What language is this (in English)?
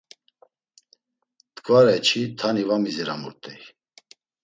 Laz